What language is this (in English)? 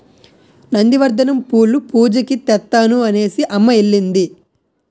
Telugu